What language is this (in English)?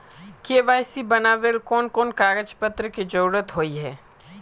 Magahi